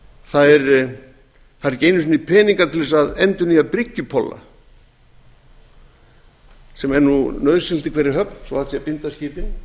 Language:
Icelandic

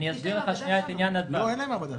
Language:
Hebrew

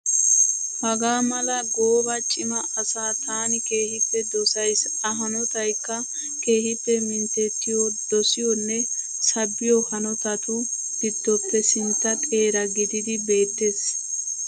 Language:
Wolaytta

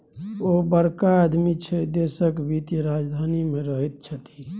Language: Maithili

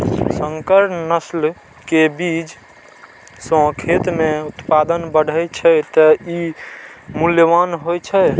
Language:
Maithili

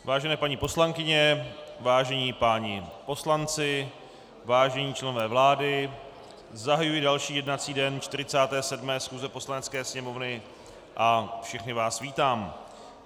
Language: Czech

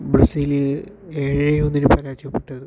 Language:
Malayalam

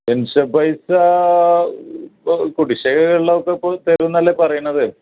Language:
Malayalam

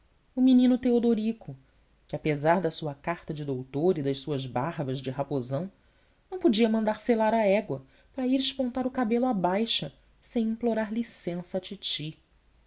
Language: Portuguese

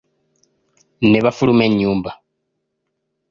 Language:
Ganda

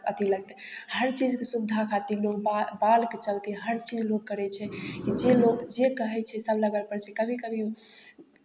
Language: Maithili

